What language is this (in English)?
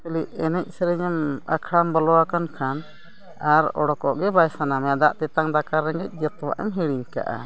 Santali